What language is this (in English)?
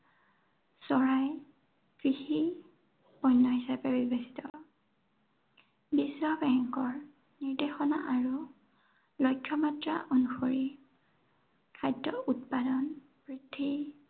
Assamese